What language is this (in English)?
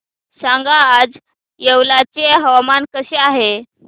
Marathi